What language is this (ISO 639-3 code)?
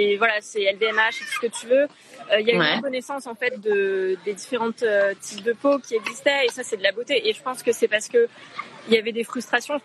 fra